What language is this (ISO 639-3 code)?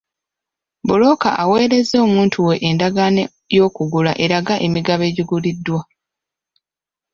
lug